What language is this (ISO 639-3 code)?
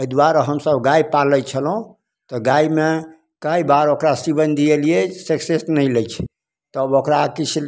mai